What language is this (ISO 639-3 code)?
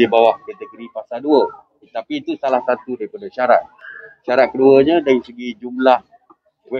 msa